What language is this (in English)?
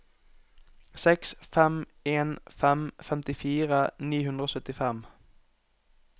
Norwegian